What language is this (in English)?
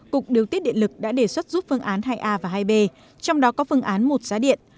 Vietnamese